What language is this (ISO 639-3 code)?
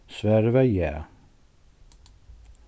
fao